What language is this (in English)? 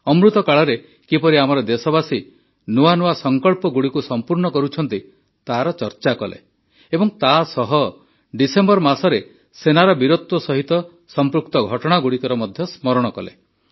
Odia